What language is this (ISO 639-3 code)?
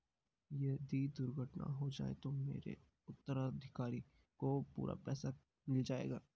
hin